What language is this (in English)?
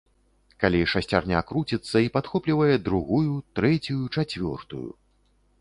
Belarusian